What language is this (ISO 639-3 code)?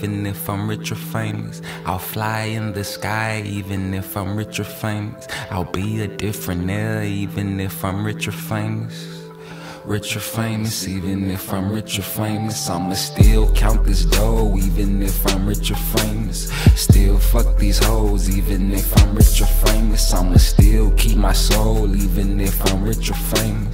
eng